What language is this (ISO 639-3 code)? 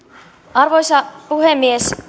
fin